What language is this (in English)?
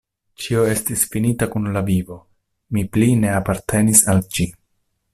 Esperanto